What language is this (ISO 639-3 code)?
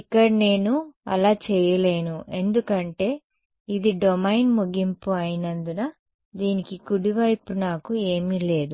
tel